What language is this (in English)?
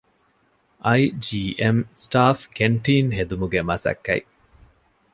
Divehi